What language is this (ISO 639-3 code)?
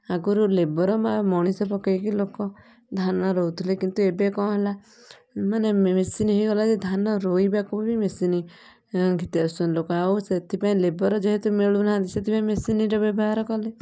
ori